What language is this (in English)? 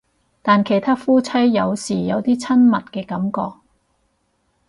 Cantonese